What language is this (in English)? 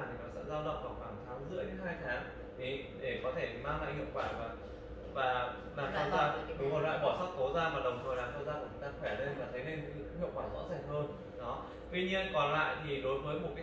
Vietnamese